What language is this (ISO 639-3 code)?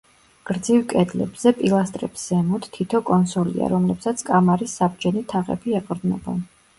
kat